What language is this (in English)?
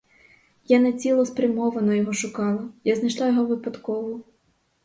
Ukrainian